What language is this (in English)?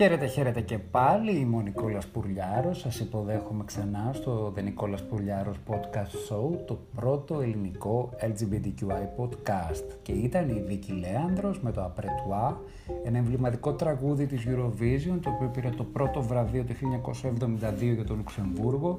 Greek